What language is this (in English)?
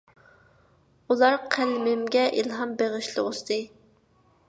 Uyghur